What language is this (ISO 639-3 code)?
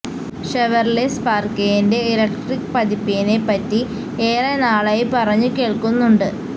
mal